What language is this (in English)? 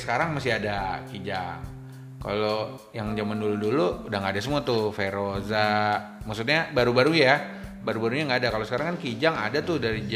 Indonesian